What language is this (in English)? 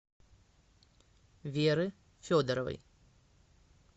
Russian